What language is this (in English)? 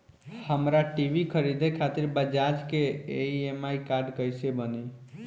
Bhojpuri